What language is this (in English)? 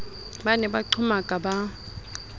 Southern Sotho